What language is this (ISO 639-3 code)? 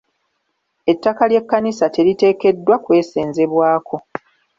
lug